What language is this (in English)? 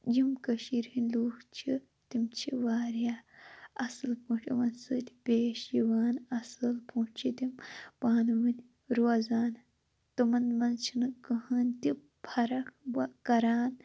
Kashmiri